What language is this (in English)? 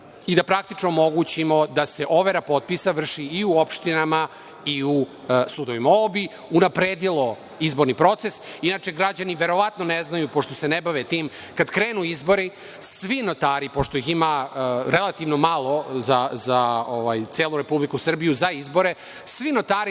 Serbian